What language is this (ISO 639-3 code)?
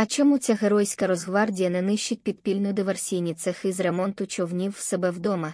ukr